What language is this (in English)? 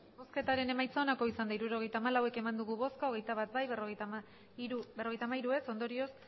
Basque